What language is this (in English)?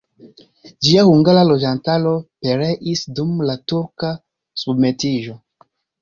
Esperanto